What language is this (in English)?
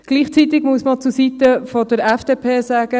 Swiss German